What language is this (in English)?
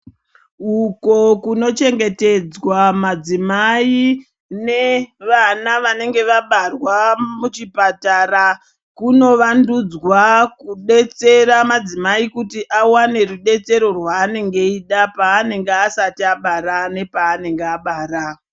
Ndau